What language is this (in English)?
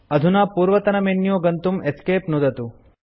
Sanskrit